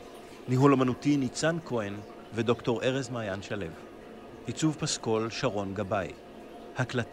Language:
Hebrew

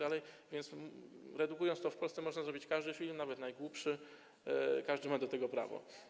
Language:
Polish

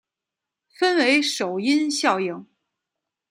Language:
Chinese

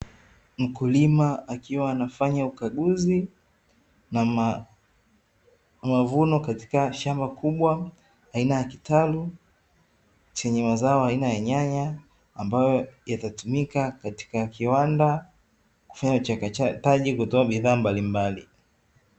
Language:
Swahili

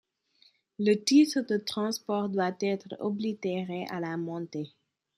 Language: French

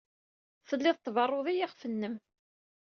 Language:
Kabyle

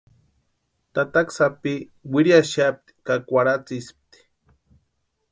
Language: Western Highland Purepecha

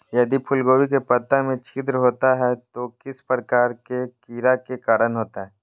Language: Magahi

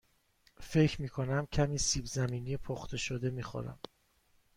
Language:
Persian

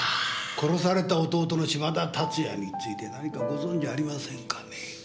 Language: Japanese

